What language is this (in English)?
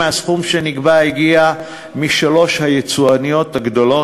Hebrew